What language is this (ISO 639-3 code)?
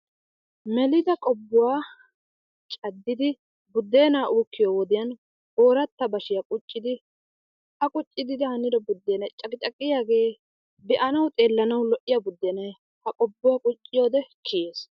wal